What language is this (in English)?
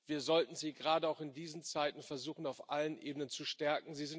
German